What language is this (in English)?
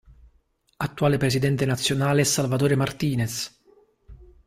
Italian